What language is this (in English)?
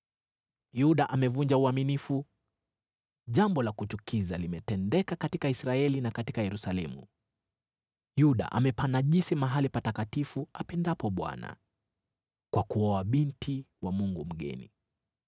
Swahili